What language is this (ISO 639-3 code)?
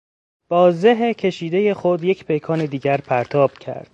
fas